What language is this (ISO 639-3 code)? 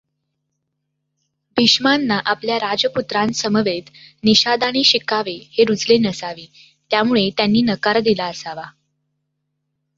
mar